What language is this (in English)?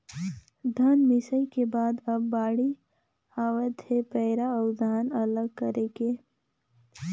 Chhattisgarhi